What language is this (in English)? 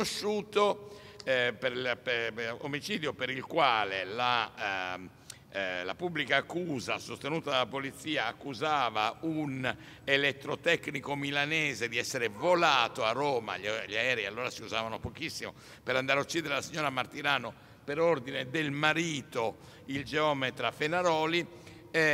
Italian